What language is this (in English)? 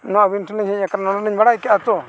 Santali